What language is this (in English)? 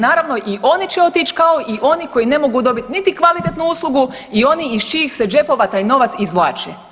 Croatian